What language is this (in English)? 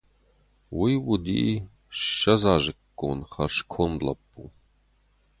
Ossetic